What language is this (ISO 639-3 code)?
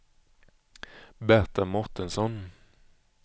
swe